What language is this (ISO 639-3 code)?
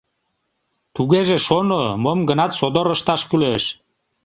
chm